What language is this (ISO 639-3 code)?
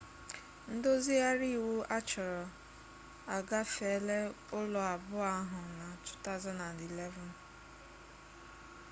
ibo